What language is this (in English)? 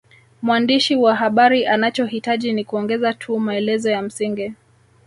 Swahili